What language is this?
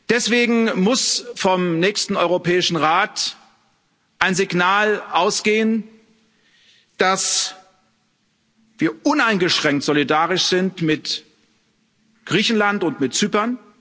German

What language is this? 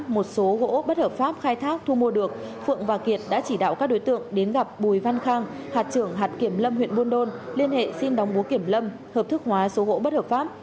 Vietnamese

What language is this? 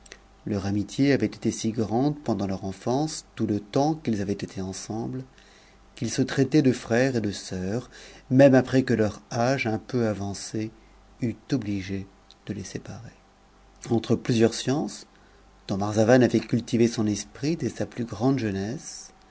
French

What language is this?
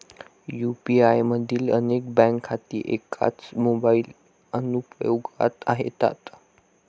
Marathi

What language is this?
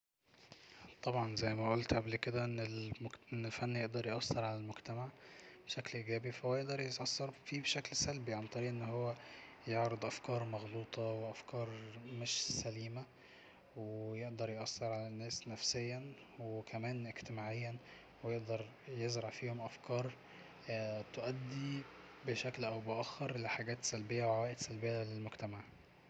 Egyptian Arabic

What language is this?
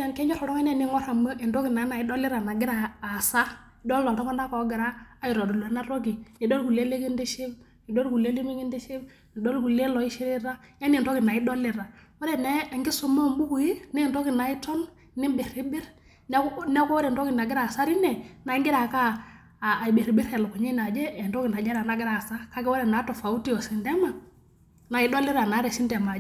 Masai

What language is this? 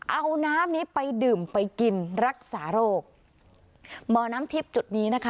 Thai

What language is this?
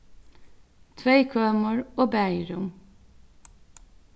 Faroese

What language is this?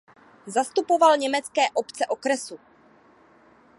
Czech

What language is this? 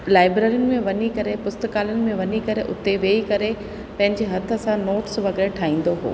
Sindhi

